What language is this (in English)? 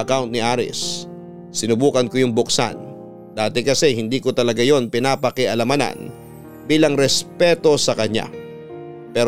Filipino